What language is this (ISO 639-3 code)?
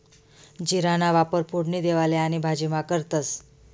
mar